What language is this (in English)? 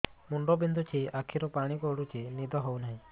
Odia